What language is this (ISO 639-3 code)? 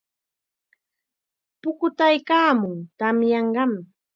qxa